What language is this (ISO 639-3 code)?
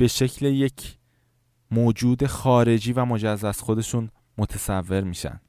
fas